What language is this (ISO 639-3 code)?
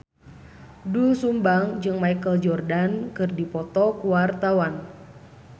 sun